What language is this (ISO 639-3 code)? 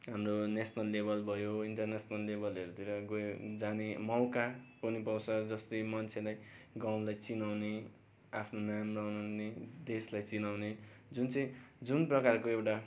nep